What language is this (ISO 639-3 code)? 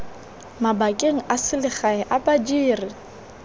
tsn